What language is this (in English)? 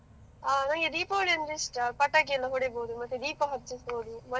Kannada